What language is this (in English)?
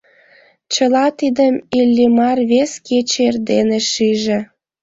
Mari